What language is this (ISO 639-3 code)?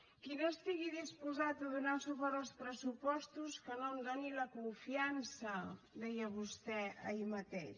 cat